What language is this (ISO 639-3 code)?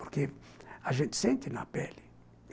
por